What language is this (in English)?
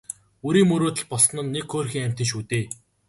Mongolian